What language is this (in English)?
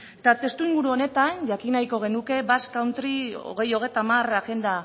Basque